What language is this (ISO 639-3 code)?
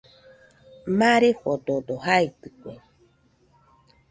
hux